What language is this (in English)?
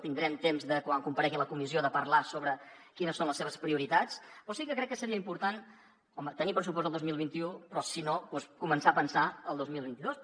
Catalan